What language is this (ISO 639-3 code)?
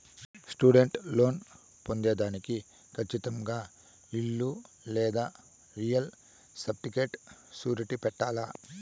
tel